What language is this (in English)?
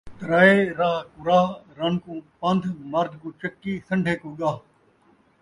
Saraiki